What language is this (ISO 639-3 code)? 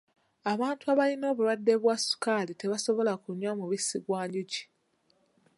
lug